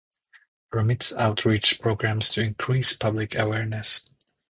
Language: English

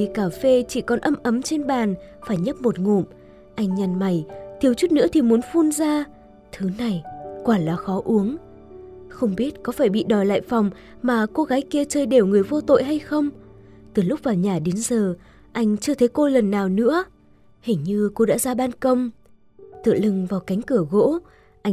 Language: Vietnamese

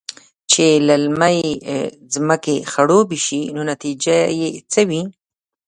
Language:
Pashto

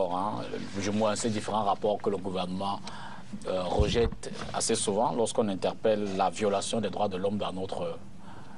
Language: French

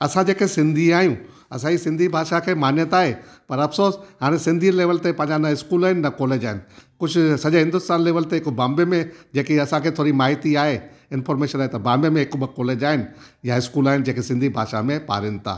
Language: Sindhi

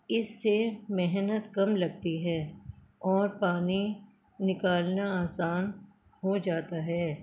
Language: Urdu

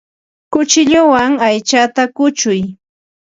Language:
Ambo-Pasco Quechua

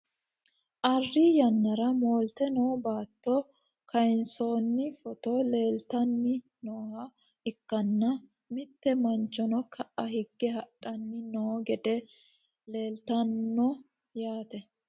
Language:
Sidamo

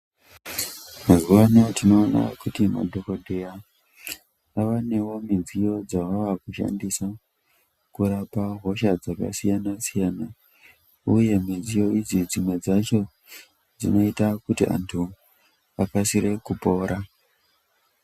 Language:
Ndau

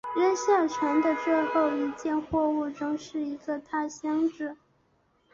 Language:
Chinese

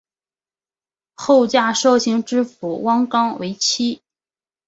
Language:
Chinese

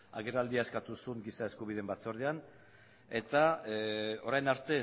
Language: Basque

